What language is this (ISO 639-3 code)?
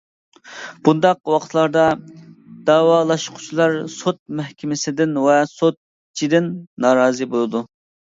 uig